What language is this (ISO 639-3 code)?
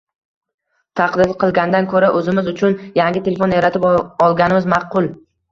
uzb